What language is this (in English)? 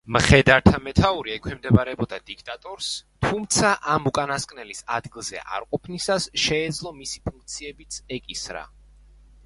Georgian